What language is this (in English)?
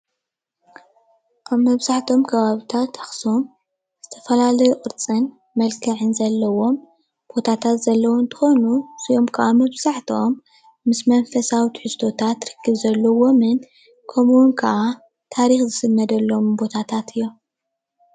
Tigrinya